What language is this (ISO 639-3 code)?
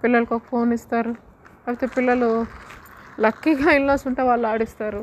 tel